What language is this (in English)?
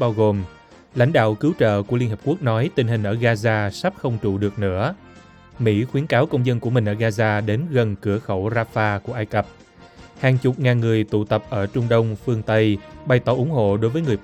Vietnamese